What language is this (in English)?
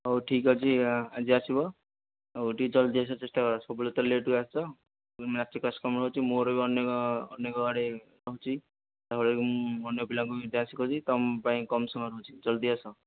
Odia